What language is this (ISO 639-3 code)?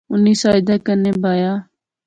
phr